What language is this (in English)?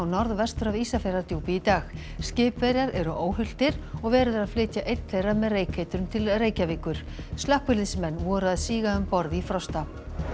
Icelandic